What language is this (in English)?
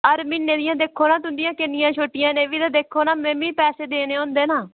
Dogri